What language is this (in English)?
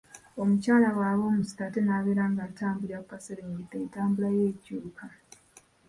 Ganda